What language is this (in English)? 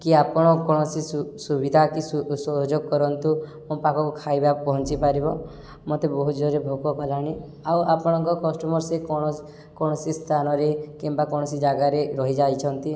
Odia